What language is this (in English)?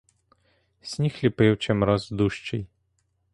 Ukrainian